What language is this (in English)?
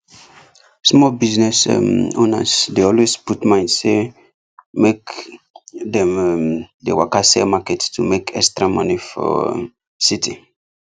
Nigerian Pidgin